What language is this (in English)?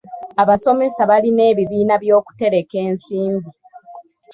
Ganda